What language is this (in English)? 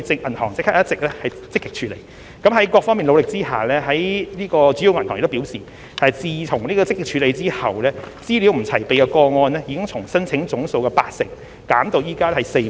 Cantonese